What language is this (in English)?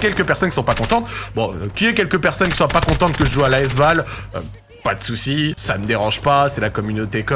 French